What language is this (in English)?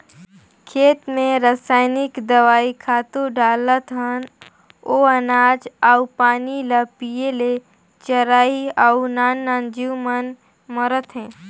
Chhattisgarhi